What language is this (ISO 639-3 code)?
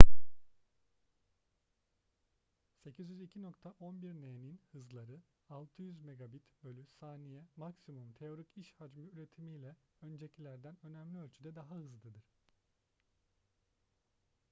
tur